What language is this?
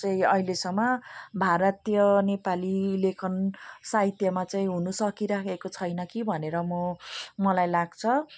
Nepali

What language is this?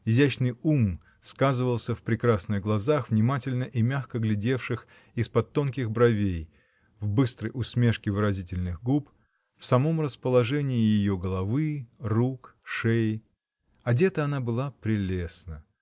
Russian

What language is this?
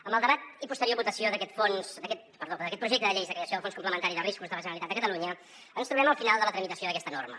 Catalan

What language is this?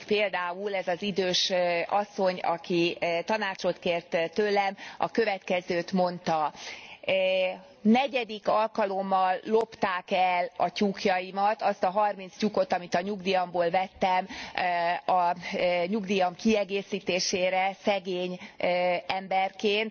Hungarian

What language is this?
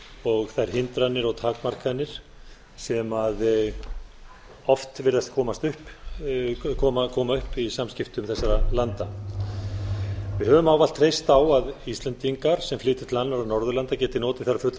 Icelandic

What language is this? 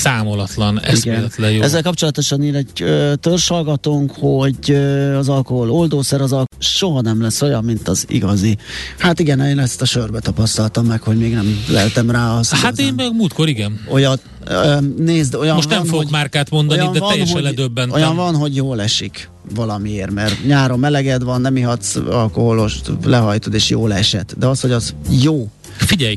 Hungarian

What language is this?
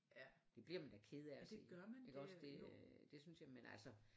Danish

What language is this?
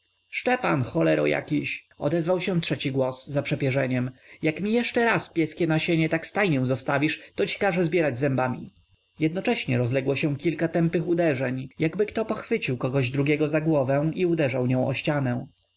Polish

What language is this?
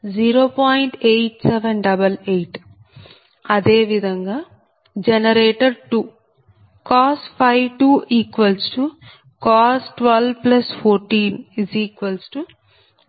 Telugu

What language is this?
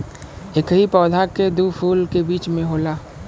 Bhojpuri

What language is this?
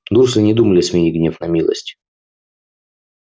Russian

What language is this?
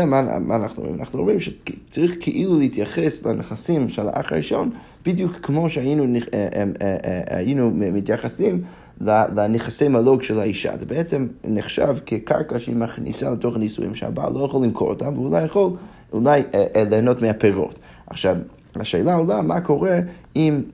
Hebrew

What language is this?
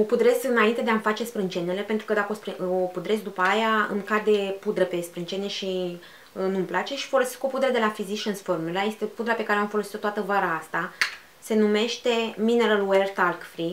Romanian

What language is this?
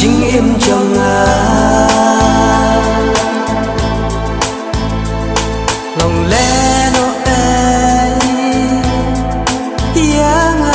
Korean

